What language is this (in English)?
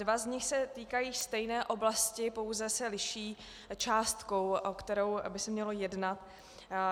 Czech